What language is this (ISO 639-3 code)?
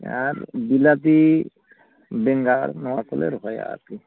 sat